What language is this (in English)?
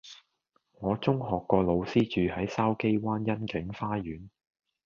Cantonese